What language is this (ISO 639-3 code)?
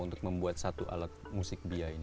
ind